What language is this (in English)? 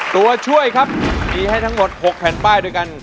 Thai